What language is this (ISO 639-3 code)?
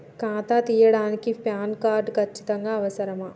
tel